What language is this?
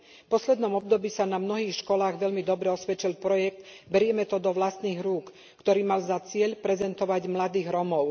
Slovak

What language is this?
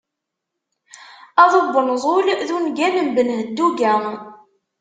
Kabyle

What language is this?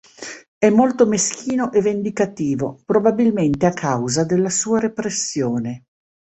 Italian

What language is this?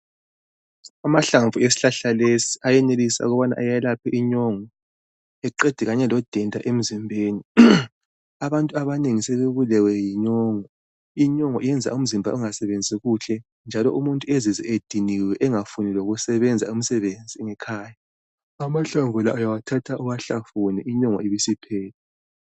North Ndebele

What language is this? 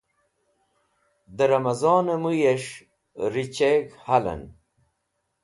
Wakhi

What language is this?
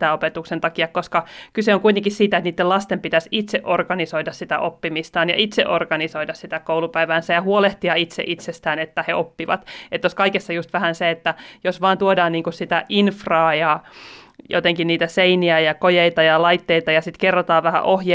Finnish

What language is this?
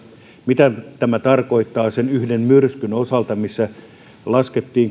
Finnish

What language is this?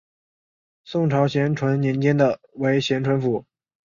Chinese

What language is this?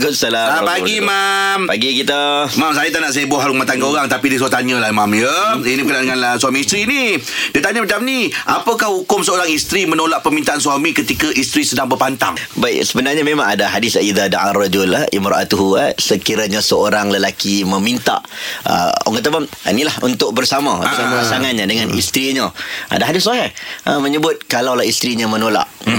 Malay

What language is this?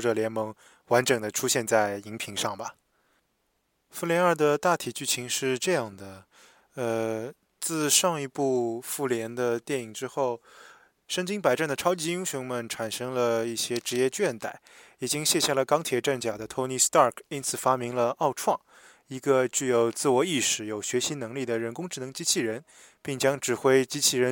Chinese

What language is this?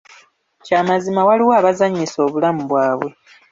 Ganda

